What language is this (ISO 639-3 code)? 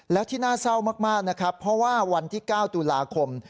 tha